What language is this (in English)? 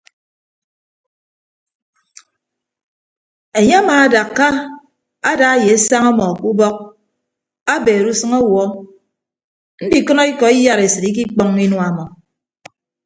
Ibibio